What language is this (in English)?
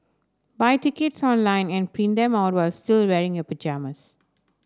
English